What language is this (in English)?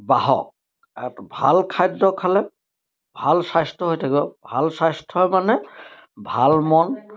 Assamese